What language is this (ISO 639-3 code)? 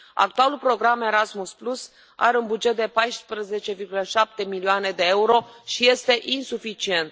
ron